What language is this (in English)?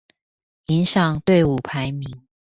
Chinese